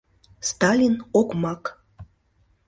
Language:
Mari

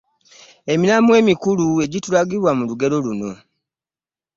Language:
Ganda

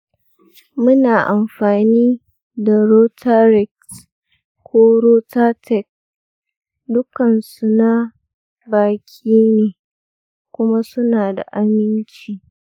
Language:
Hausa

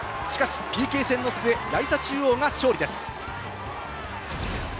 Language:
Japanese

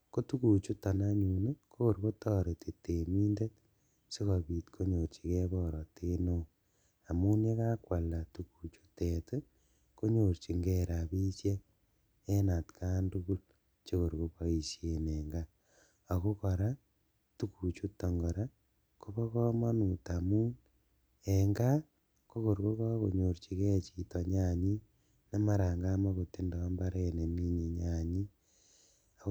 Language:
Kalenjin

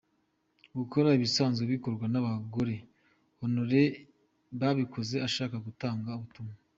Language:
Kinyarwanda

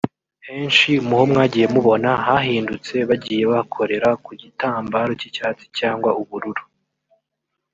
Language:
Kinyarwanda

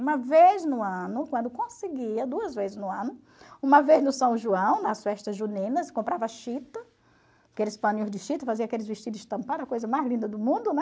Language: Portuguese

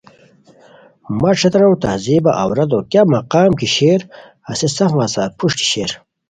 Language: Khowar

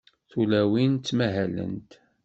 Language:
Kabyle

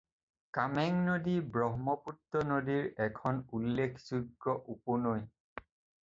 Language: Assamese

